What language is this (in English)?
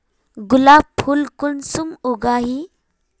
Magahi